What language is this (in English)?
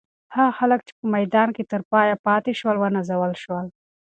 Pashto